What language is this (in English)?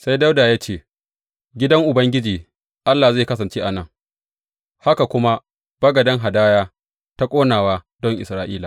Hausa